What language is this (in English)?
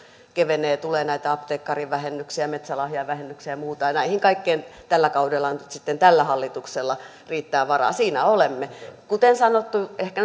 Finnish